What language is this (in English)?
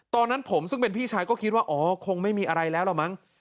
Thai